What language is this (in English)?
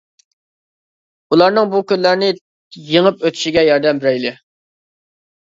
Uyghur